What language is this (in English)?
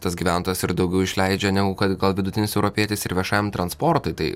Lithuanian